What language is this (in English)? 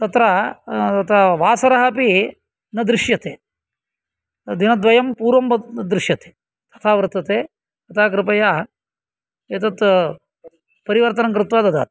Sanskrit